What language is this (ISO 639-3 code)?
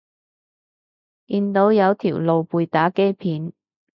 yue